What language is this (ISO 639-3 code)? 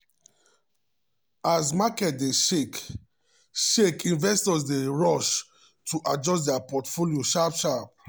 pcm